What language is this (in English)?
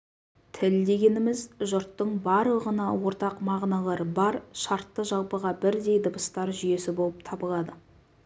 Kazakh